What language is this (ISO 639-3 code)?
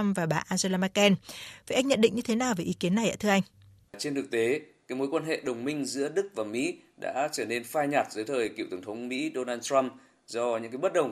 vie